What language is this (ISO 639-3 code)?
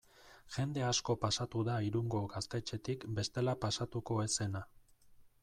eus